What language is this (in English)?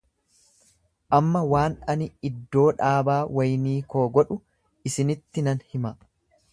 Oromo